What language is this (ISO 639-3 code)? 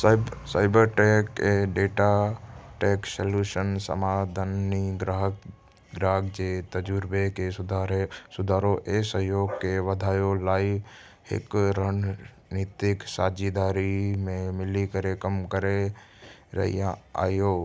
snd